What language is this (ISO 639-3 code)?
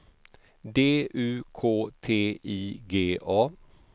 swe